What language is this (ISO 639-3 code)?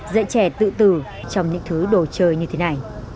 vie